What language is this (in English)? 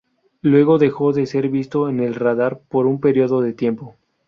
Spanish